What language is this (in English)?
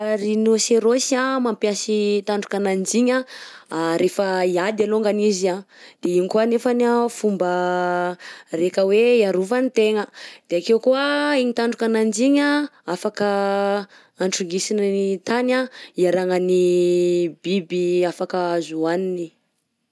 Southern Betsimisaraka Malagasy